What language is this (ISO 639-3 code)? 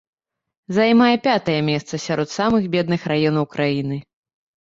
bel